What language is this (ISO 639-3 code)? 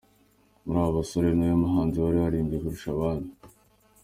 kin